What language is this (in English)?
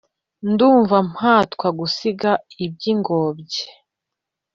Kinyarwanda